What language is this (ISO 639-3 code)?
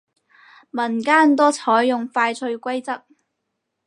yue